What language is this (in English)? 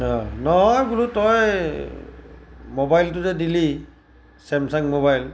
Assamese